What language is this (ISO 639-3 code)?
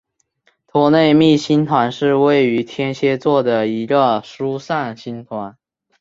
zho